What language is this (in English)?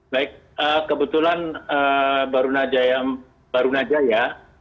Indonesian